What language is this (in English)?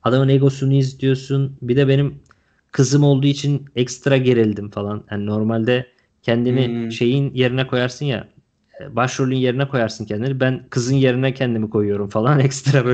Turkish